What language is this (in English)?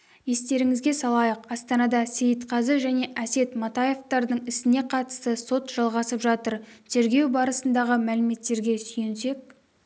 Kazakh